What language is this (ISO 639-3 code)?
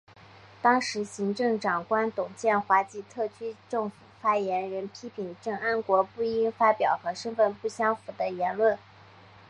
zho